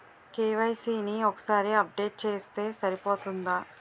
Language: Telugu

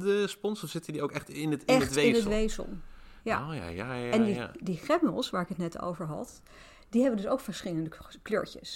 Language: Dutch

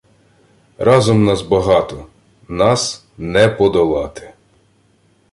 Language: Ukrainian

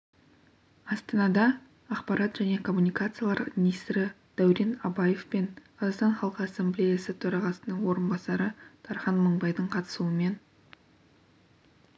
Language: Kazakh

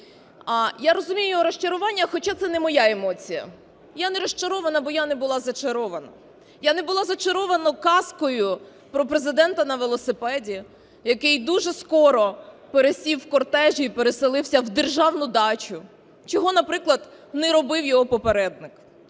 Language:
Ukrainian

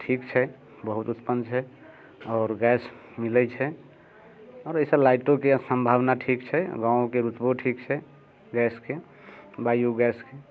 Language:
Maithili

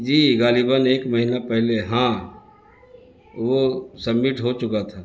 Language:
Urdu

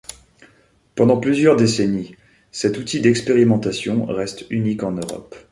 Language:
French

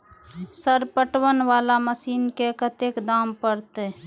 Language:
Maithili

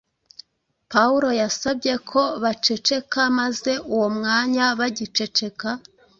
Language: Kinyarwanda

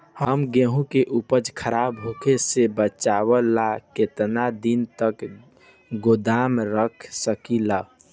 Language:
Bhojpuri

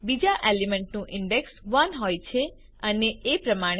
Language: Gujarati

